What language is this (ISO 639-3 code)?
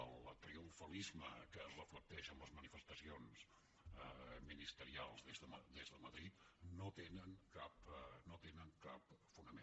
cat